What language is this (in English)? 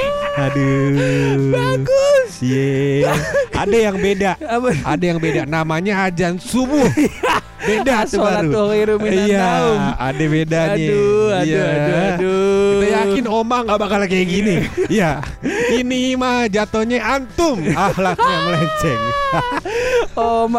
Indonesian